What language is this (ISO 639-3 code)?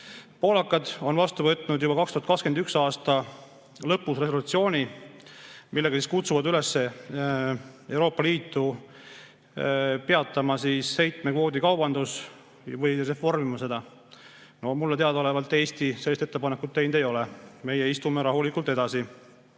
est